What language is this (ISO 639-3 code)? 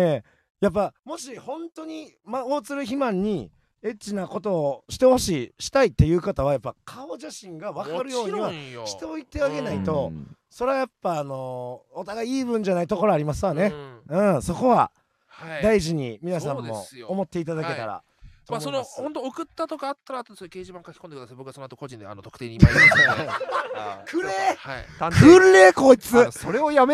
jpn